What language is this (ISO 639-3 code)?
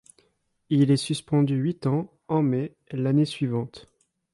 fra